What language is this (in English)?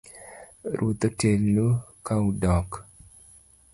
Luo (Kenya and Tanzania)